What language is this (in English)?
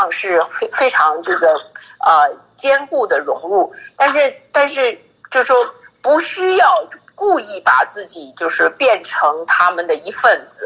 Chinese